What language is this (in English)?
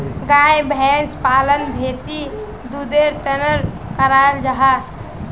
Magahi